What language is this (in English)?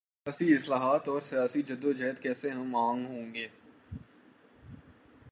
Urdu